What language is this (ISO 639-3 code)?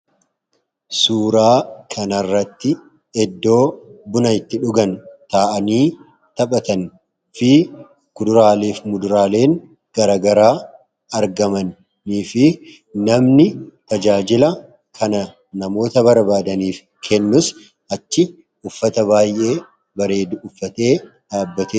orm